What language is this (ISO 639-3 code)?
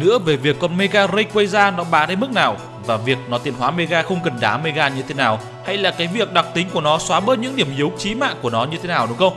vie